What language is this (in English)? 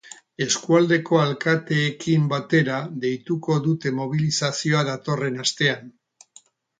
Basque